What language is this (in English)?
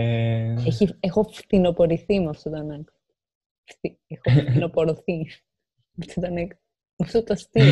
Greek